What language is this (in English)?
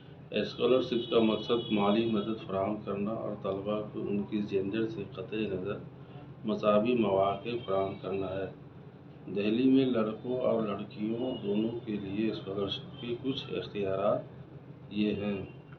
Urdu